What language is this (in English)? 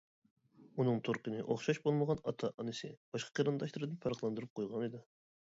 Uyghur